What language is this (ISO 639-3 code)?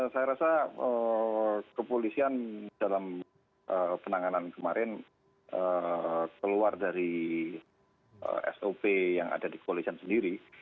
ind